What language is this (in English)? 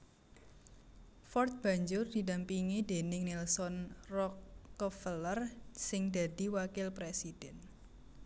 Javanese